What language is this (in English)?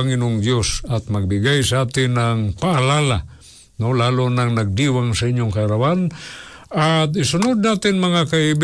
Filipino